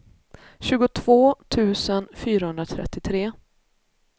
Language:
Swedish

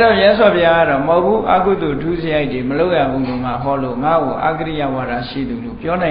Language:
Vietnamese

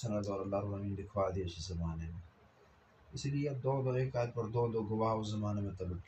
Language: Arabic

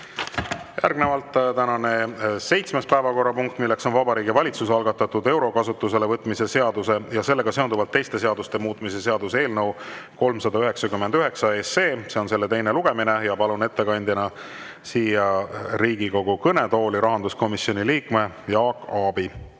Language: Estonian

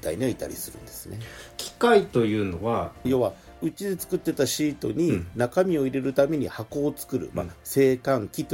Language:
Japanese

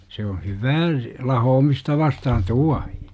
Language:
Finnish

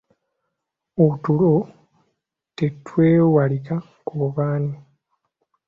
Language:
Ganda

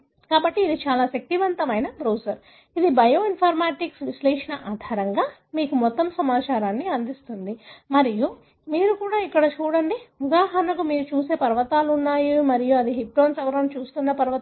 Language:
Telugu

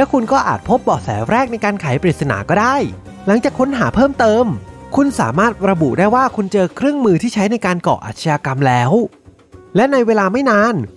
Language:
Thai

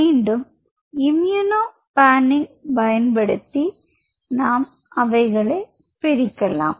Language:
Tamil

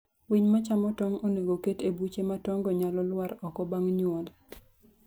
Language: Luo (Kenya and Tanzania)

